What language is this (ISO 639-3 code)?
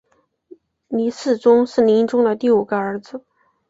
zho